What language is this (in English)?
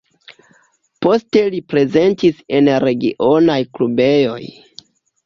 Esperanto